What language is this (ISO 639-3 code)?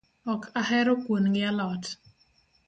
luo